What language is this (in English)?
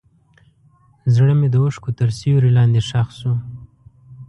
Pashto